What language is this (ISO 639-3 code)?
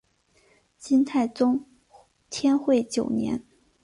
zho